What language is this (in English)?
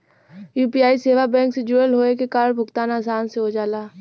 Bhojpuri